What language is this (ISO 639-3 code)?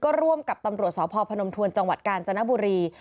tha